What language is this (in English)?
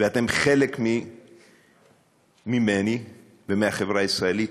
Hebrew